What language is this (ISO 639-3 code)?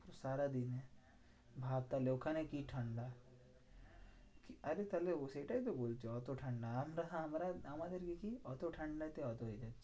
ben